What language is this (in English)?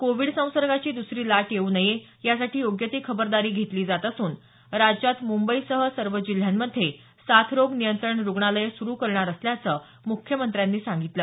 Marathi